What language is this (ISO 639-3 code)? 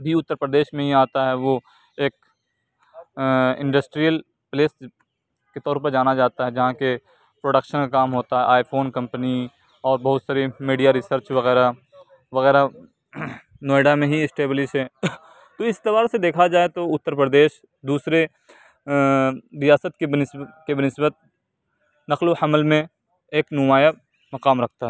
urd